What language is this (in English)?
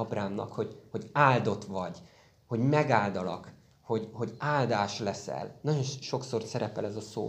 Hungarian